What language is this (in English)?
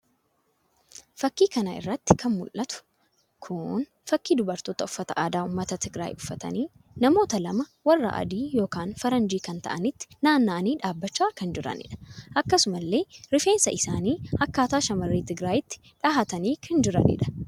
Oromo